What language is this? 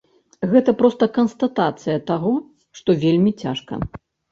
Belarusian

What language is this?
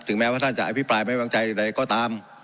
Thai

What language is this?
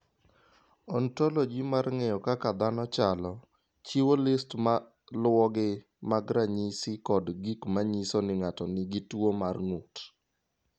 Luo (Kenya and Tanzania)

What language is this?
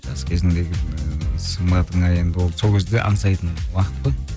Kazakh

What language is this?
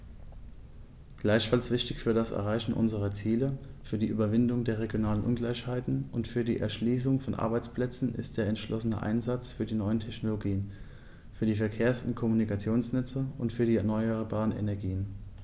German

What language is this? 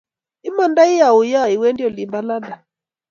Kalenjin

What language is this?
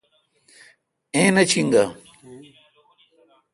Kalkoti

